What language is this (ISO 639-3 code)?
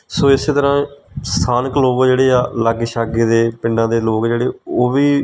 pan